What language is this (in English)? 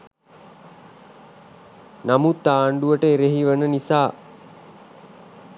Sinhala